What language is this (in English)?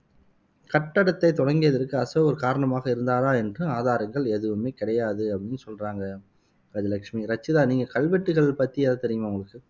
Tamil